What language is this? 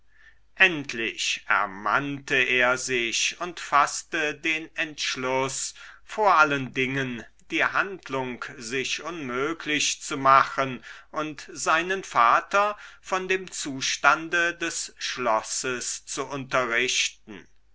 German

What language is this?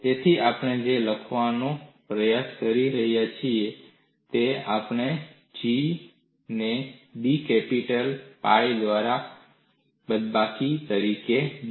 Gujarati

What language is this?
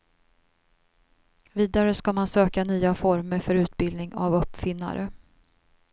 Swedish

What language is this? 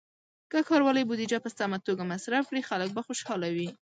Pashto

